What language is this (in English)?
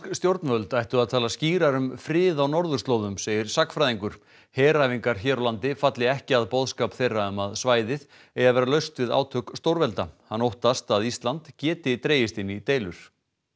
Icelandic